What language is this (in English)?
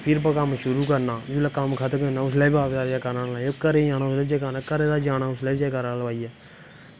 Dogri